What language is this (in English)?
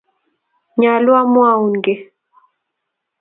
Kalenjin